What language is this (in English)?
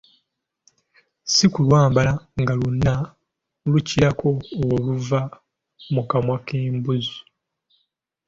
Ganda